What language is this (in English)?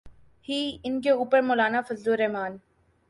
Urdu